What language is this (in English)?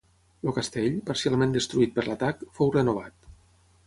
Catalan